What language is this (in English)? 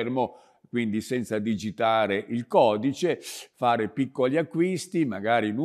Italian